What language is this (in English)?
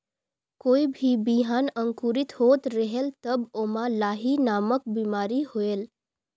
Chhattisgarhi